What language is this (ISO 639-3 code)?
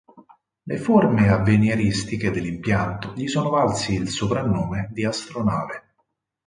ita